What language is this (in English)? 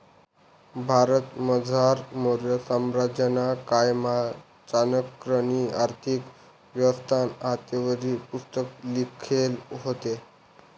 Marathi